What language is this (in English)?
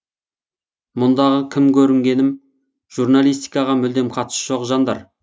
Kazakh